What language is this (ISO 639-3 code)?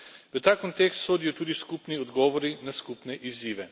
slv